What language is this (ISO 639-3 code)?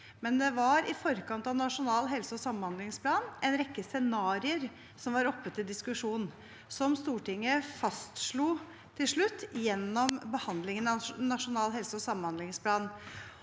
nor